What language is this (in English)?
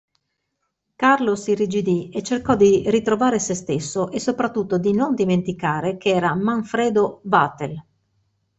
Italian